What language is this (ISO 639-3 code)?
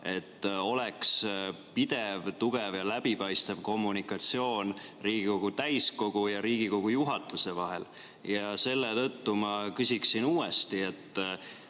est